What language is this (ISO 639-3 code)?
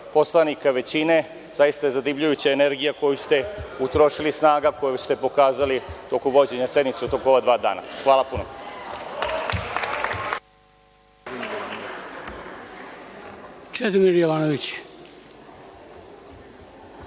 srp